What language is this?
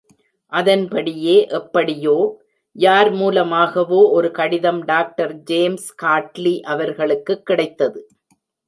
Tamil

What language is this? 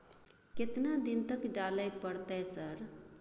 Maithili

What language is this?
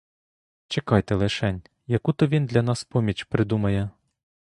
Ukrainian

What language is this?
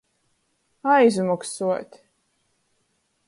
Latgalian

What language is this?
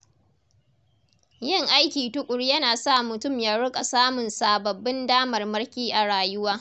Hausa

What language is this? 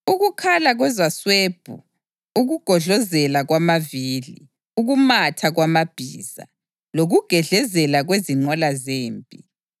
North Ndebele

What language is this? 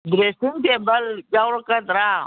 Manipuri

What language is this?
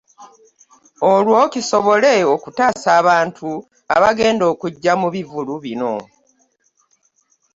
Ganda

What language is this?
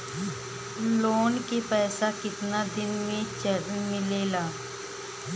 Bhojpuri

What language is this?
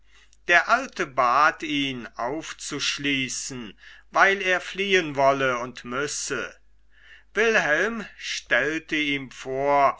German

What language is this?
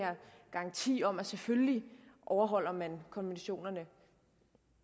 Danish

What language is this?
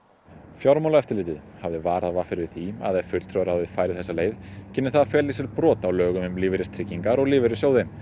Icelandic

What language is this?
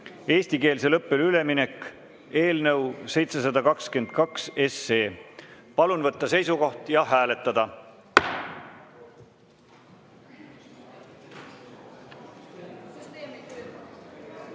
Estonian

